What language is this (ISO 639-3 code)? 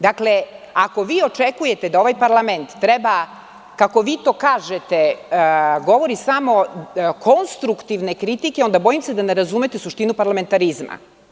srp